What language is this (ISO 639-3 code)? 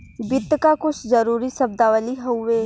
bho